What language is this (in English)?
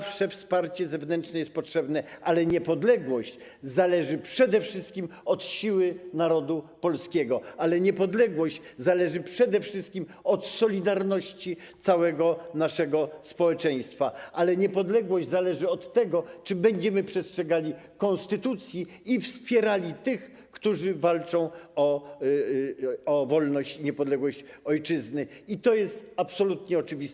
Polish